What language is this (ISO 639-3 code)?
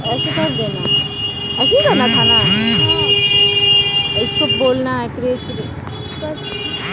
mag